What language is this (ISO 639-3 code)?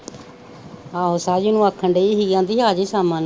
pan